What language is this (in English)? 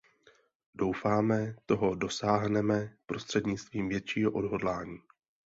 Czech